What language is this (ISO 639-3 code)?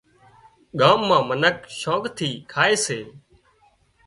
kxp